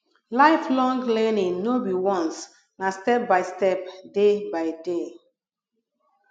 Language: Nigerian Pidgin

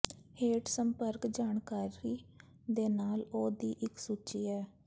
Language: Punjabi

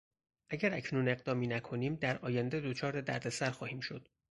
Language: Persian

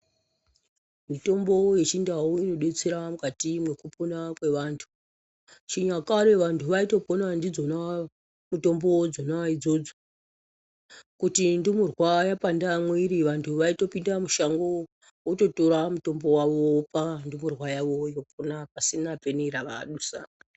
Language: Ndau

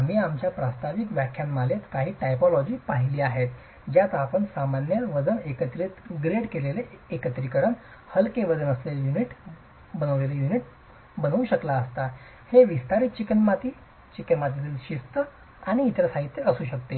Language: Marathi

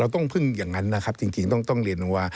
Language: Thai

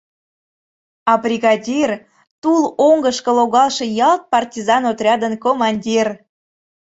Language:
Mari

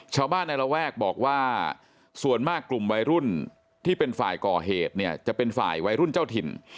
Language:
Thai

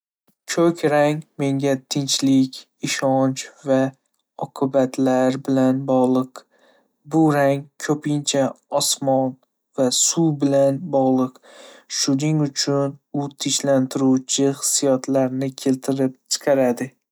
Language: Uzbek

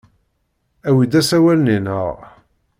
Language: Kabyle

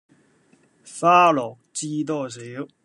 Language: Cantonese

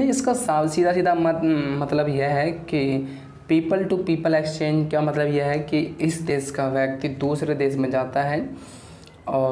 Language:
Hindi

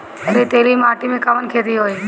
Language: Bhojpuri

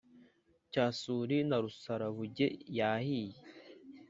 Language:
Kinyarwanda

